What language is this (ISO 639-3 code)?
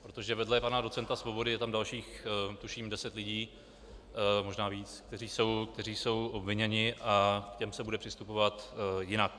ces